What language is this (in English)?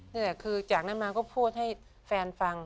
Thai